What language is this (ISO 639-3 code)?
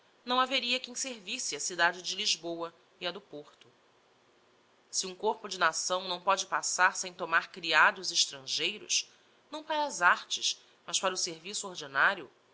por